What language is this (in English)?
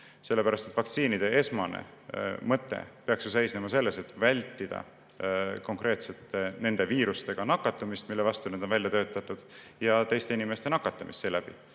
Estonian